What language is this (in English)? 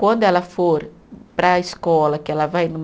Portuguese